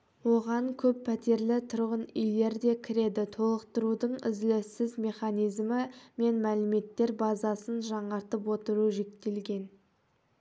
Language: Kazakh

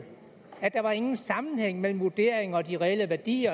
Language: Danish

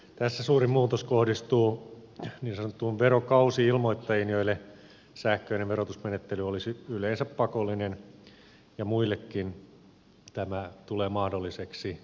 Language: Finnish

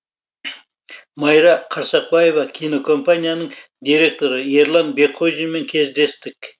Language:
Kazakh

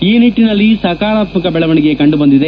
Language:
Kannada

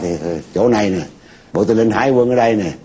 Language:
Vietnamese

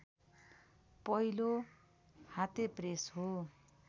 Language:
Nepali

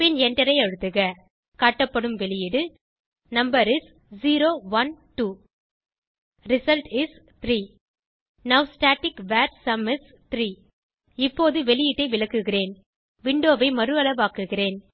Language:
Tamil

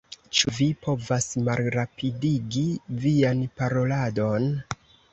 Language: Esperanto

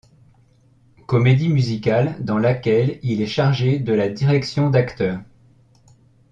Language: French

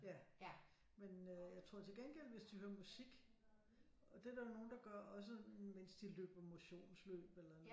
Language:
Danish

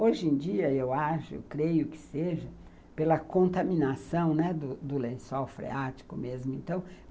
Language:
Portuguese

